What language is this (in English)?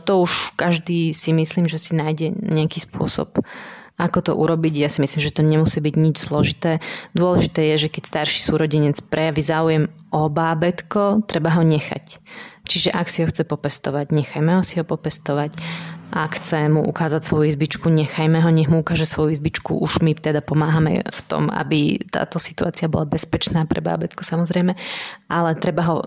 Slovak